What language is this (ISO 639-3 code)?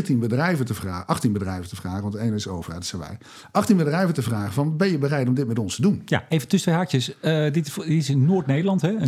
nld